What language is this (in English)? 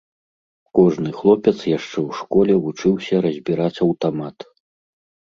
Belarusian